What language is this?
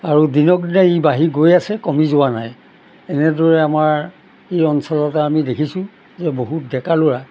Assamese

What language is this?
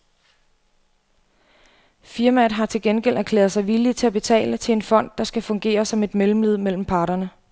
Danish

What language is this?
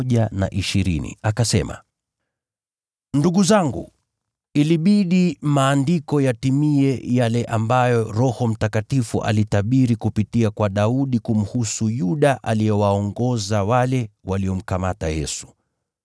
Swahili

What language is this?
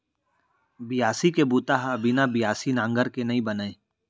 Chhattisgarhi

